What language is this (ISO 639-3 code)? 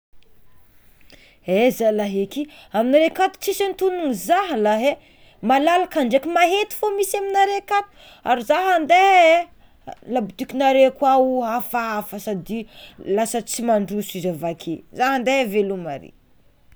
xmw